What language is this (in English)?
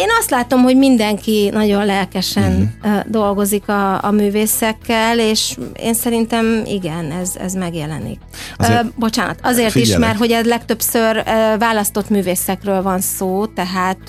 Hungarian